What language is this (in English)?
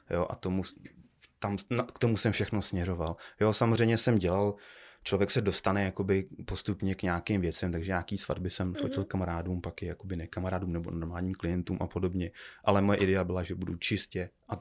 Czech